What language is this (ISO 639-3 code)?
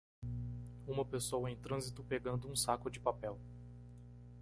por